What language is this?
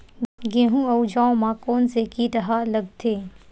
Chhattisgarhi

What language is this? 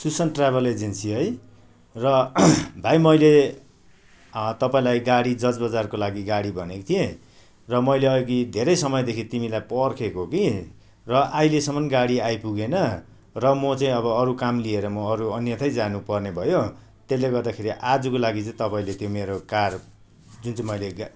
Nepali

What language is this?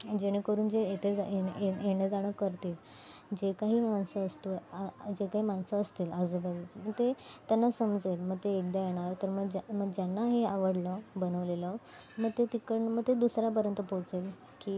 Marathi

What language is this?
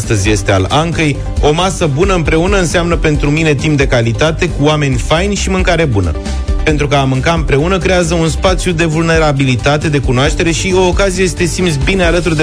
Romanian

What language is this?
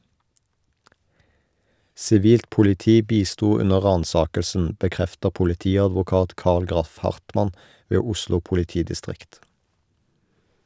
Norwegian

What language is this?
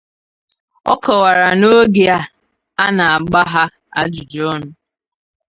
Igbo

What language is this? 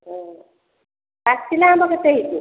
Odia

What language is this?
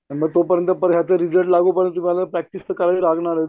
Marathi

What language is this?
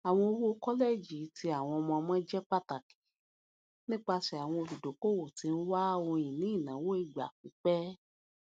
Yoruba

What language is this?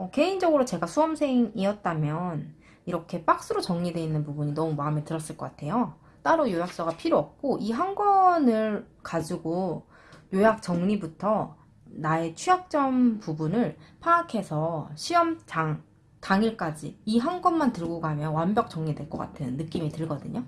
Korean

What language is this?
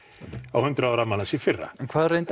Icelandic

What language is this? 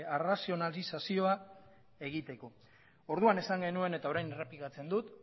Basque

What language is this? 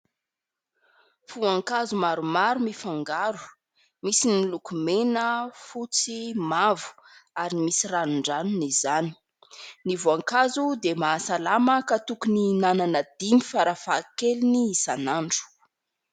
Malagasy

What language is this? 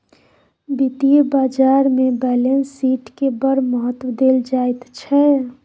Maithili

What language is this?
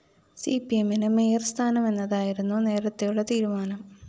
Malayalam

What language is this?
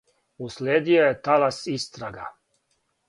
Serbian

